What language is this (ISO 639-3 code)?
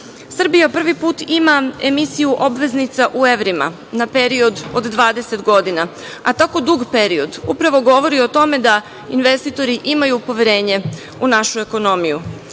srp